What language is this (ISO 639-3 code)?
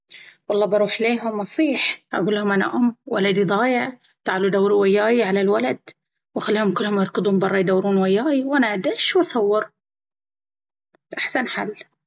abv